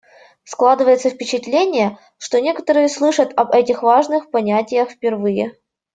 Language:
Russian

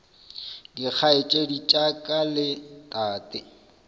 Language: Northern Sotho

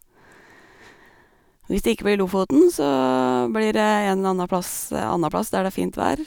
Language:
Norwegian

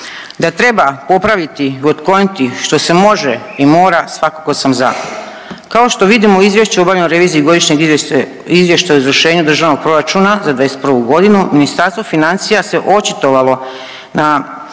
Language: Croatian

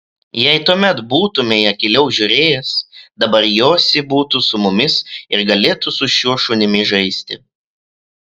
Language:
Lithuanian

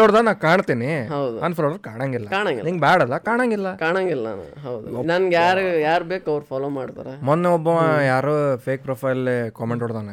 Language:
Kannada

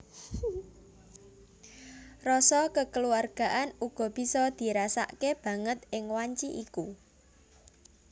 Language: Javanese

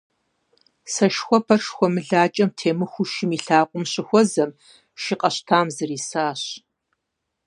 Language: Kabardian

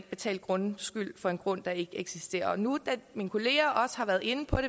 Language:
Danish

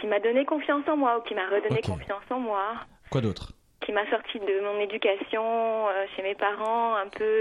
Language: French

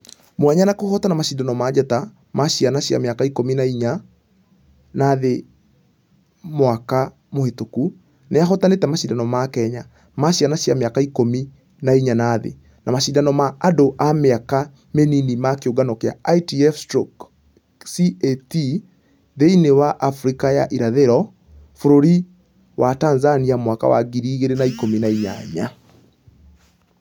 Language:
Kikuyu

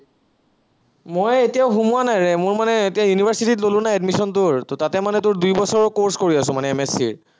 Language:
Assamese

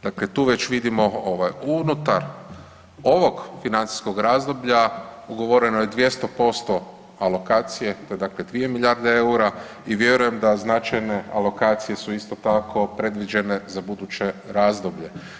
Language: Croatian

